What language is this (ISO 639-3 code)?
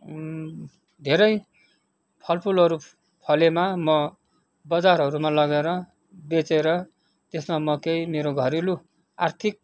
nep